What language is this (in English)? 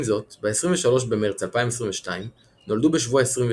Hebrew